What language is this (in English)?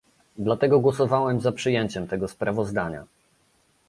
Polish